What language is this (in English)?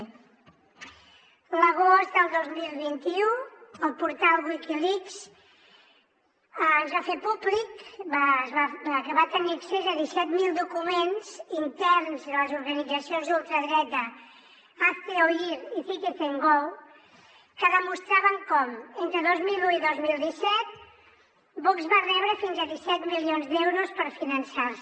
Catalan